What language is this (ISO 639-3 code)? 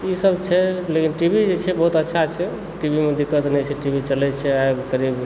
mai